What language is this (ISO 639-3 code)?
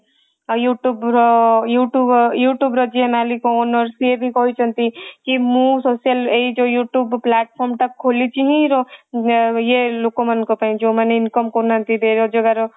ori